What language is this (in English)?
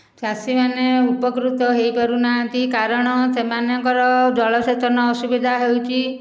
Odia